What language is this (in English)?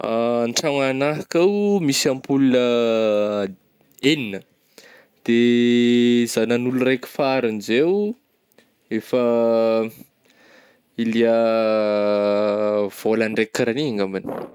Northern Betsimisaraka Malagasy